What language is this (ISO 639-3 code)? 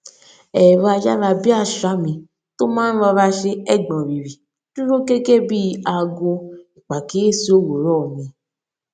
yor